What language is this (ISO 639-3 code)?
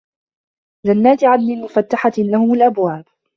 ara